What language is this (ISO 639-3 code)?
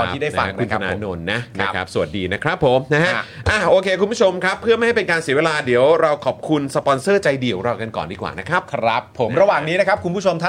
tha